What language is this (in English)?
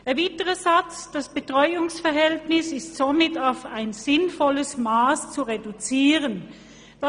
Swiss German